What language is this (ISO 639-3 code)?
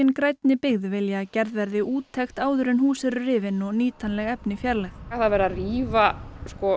isl